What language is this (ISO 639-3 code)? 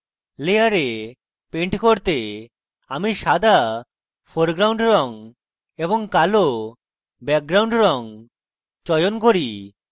ben